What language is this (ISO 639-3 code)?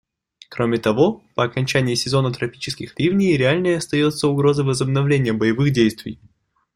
rus